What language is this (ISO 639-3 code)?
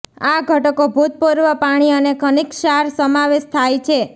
guj